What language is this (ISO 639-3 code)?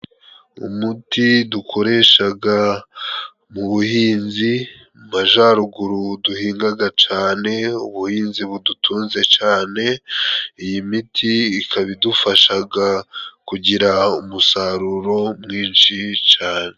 kin